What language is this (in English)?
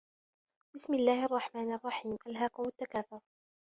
Arabic